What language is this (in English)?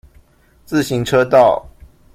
Chinese